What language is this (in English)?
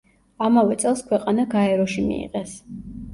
Georgian